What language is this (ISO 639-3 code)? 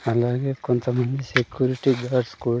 tel